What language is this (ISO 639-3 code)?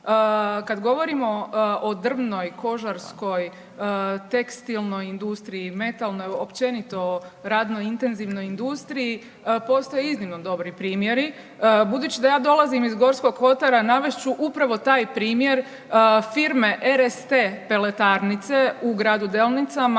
hrv